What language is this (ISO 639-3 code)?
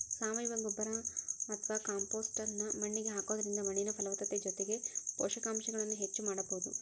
kan